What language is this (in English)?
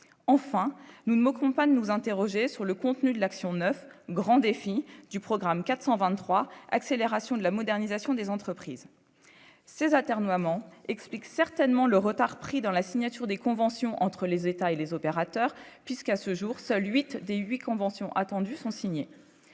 French